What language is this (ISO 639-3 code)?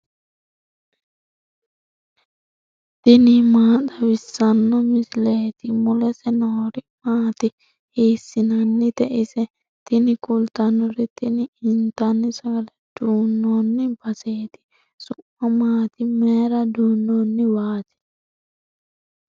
sid